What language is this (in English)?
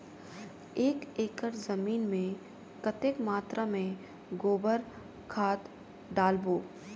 Chhattisgarhi